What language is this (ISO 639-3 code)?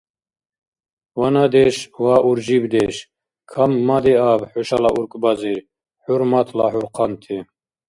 dar